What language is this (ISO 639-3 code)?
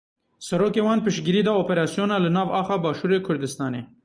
kur